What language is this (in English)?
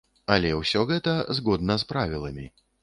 Belarusian